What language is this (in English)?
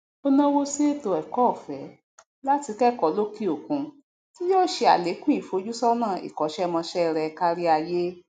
Yoruba